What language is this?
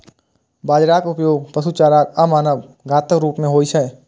Maithili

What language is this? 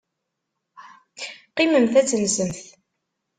Kabyle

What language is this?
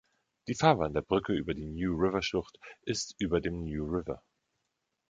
German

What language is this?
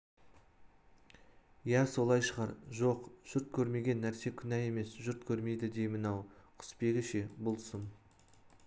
Kazakh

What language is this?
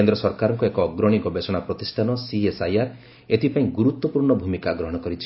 Odia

